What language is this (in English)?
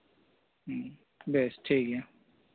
Santali